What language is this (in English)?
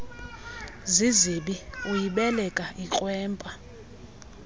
Xhosa